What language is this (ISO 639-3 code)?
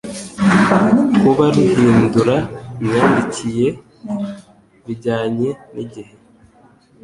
kin